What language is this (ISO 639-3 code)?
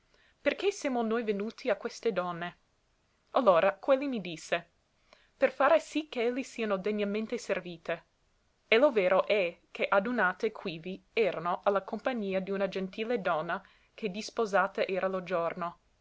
ita